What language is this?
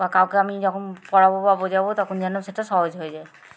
Bangla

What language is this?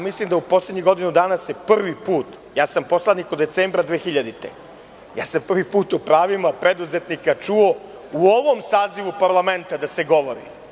Serbian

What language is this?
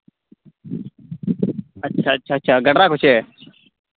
Santali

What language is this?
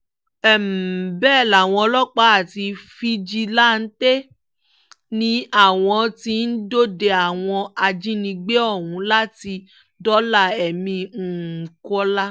Yoruba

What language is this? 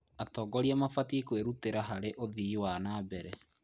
Kikuyu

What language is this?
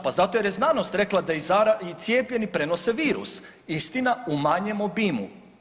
Croatian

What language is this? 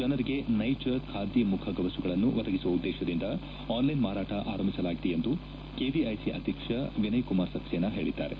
Kannada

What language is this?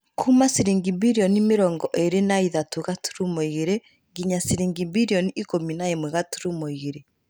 Kikuyu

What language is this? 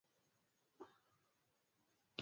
Swahili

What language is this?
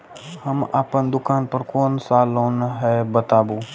Maithili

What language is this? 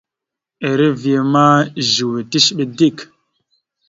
Mada (Cameroon)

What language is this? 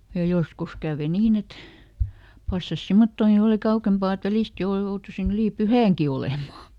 Finnish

